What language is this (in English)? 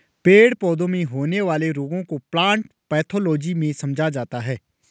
Hindi